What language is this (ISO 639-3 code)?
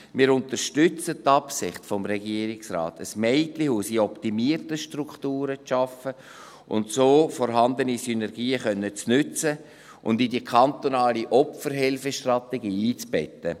gsw